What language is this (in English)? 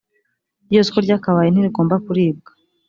Kinyarwanda